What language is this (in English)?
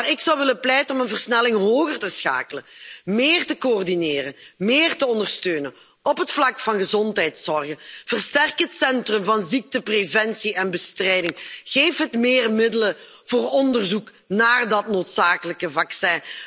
Dutch